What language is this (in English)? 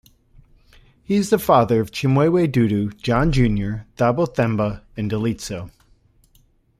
English